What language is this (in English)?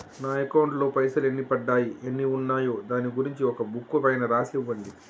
Telugu